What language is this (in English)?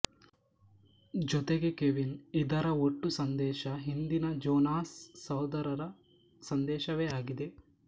Kannada